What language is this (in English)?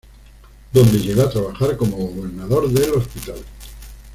Spanish